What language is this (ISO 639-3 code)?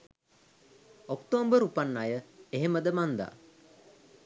sin